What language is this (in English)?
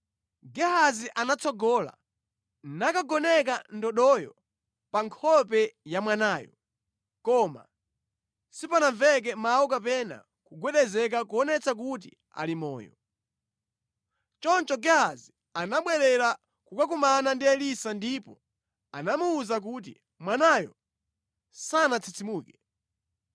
Nyanja